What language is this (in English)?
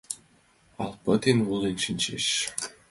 Mari